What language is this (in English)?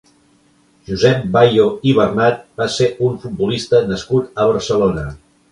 Catalan